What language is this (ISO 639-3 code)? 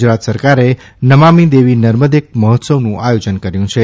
guj